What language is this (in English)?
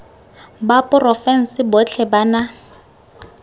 Tswana